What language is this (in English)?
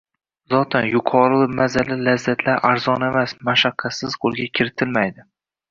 Uzbek